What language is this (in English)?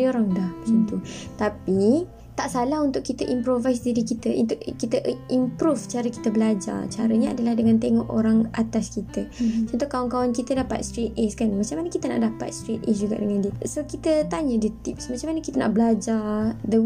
Malay